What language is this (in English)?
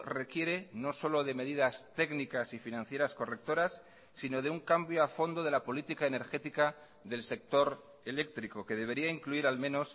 Spanish